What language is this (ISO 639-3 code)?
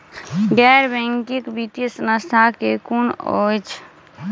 mai